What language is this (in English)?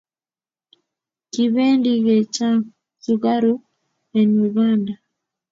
Kalenjin